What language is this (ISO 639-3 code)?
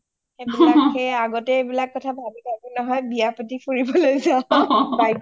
asm